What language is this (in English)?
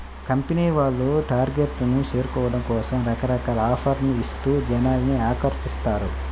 Telugu